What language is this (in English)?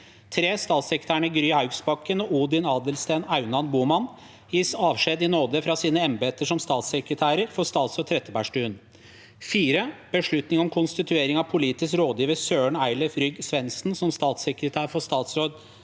Norwegian